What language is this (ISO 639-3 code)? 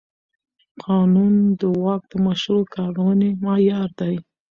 pus